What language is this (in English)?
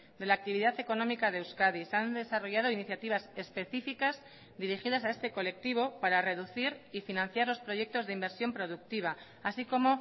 Spanish